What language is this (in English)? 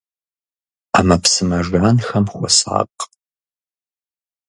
Kabardian